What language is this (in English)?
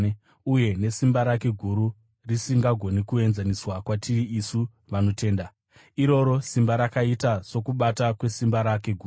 Shona